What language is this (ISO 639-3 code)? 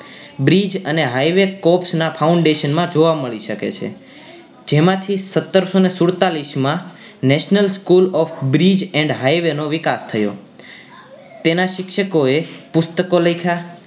guj